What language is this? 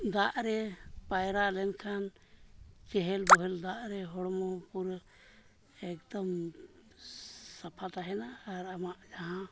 Santali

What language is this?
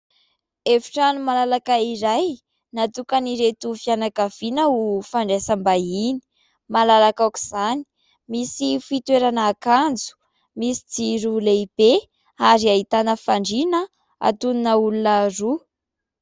Malagasy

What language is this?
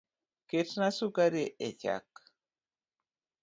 Luo (Kenya and Tanzania)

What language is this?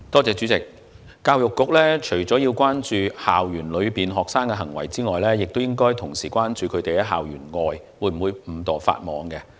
Cantonese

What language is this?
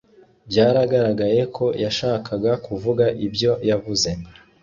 Kinyarwanda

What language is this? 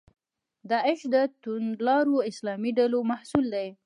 Pashto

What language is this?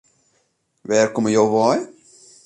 Western Frisian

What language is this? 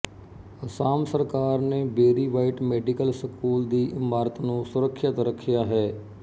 Punjabi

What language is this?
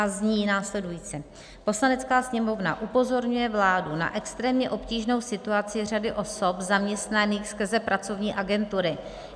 Czech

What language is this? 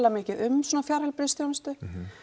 Icelandic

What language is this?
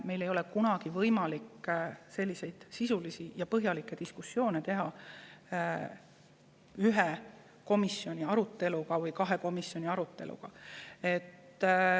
Estonian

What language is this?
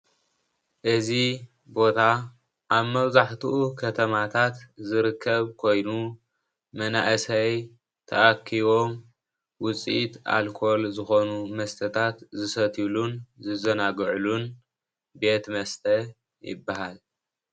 Tigrinya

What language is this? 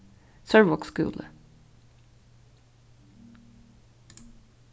Faroese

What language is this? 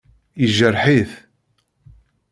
Kabyle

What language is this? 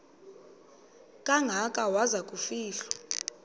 Xhosa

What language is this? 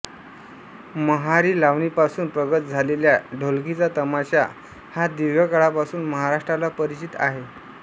Marathi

